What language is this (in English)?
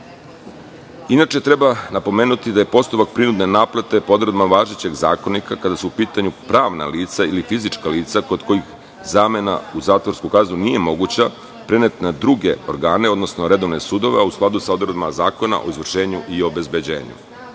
Serbian